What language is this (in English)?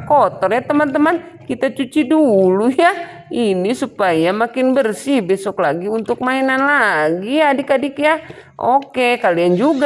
Indonesian